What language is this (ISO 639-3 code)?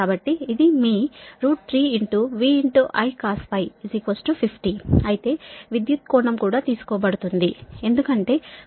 tel